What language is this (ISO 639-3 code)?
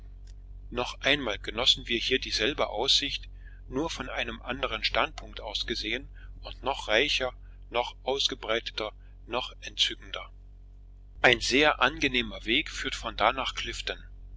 deu